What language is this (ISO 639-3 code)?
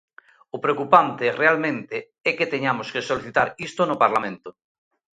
glg